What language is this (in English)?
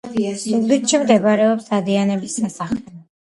Georgian